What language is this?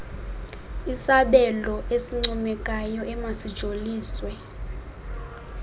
Xhosa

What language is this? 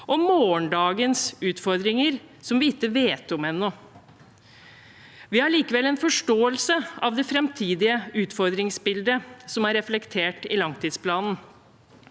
Norwegian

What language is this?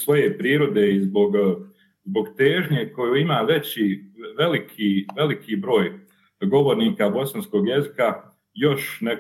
Croatian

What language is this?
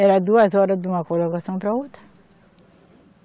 Portuguese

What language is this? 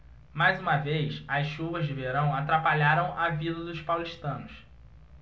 Portuguese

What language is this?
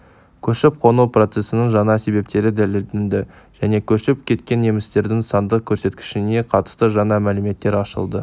Kazakh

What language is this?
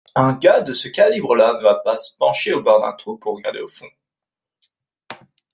French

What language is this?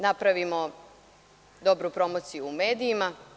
Serbian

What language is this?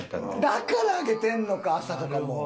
Japanese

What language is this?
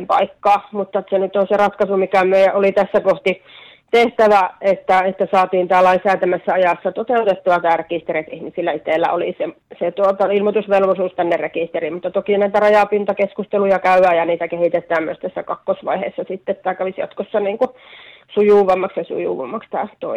Finnish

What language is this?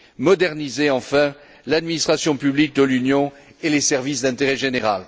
French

